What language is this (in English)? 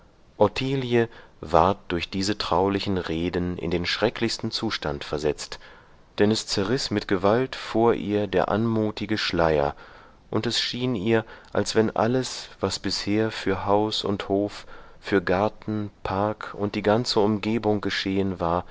German